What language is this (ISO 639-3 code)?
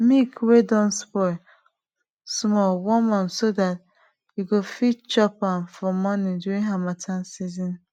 pcm